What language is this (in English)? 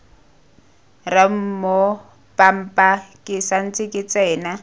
Tswana